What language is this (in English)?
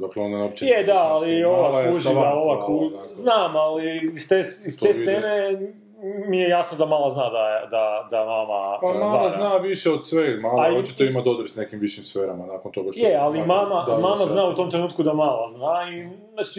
Croatian